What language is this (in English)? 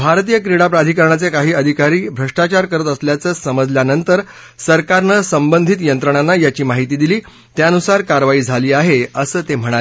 Marathi